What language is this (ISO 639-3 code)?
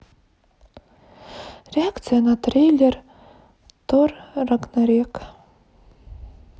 rus